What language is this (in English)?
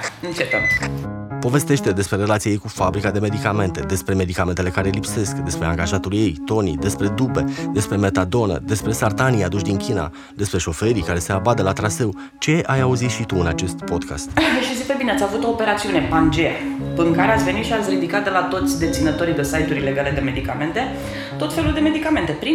Romanian